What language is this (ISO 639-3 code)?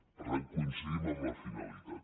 cat